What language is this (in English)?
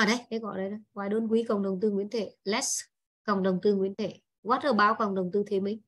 Vietnamese